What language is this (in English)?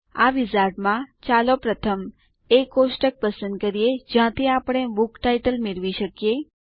Gujarati